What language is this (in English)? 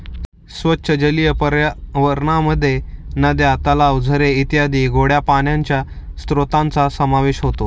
Marathi